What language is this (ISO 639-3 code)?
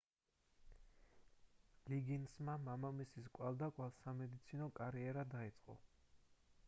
kat